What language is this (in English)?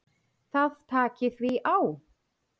Icelandic